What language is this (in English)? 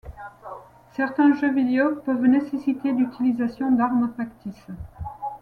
French